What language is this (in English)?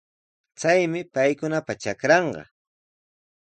Sihuas Ancash Quechua